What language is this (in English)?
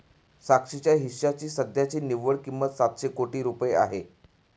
Marathi